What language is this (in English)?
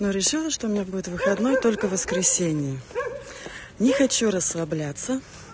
Russian